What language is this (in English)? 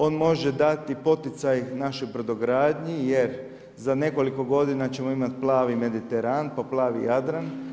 Croatian